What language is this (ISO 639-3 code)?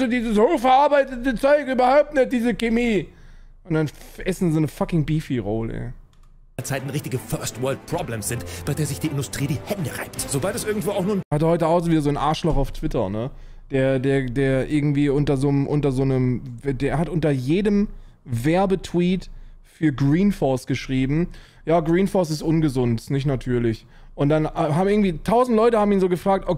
deu